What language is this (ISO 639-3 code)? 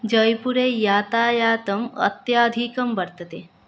san